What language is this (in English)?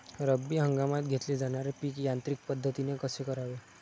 Marathi